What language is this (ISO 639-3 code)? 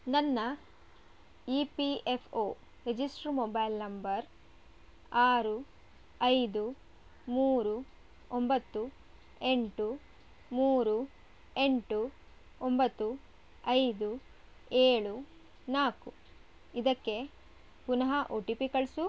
kan